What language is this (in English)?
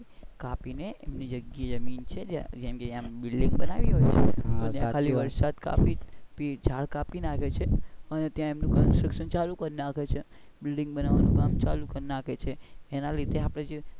Gujarati